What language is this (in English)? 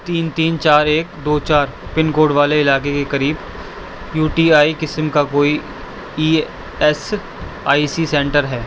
Urdu